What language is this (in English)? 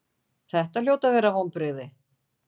Icelandic